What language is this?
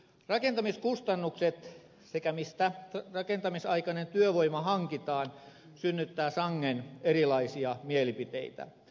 Finnish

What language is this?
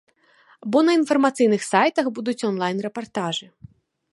Belarusian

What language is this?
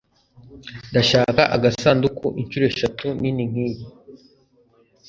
Kinyarwanda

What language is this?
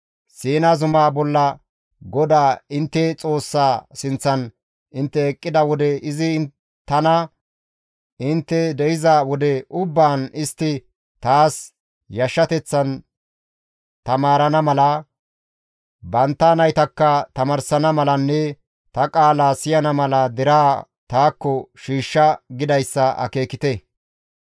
Gamo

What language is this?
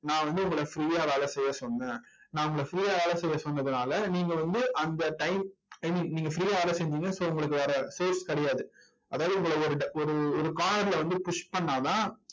Tamil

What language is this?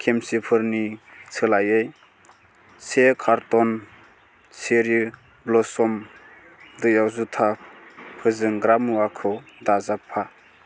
Bodo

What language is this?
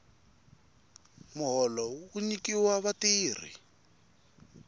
Tsonga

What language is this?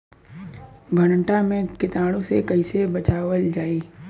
Bhojpuri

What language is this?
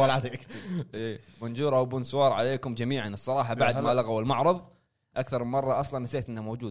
Arabic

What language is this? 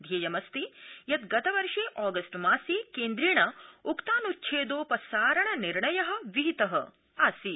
Sanskrit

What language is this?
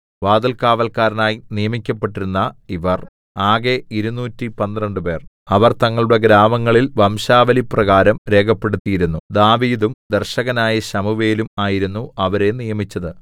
Malayalam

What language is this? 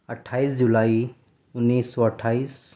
Urdu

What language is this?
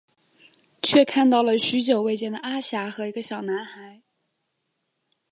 Chinese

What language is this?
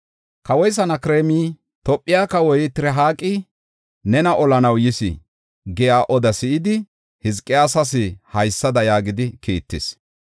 Gofa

